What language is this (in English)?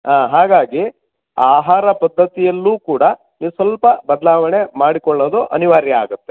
Kannada